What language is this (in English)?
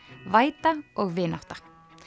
Icelandic